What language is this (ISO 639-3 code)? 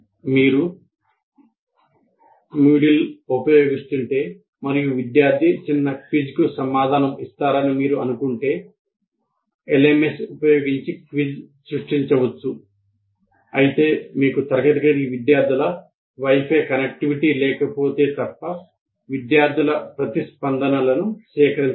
tel